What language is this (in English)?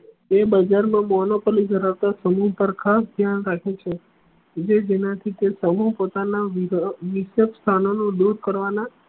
Gujarati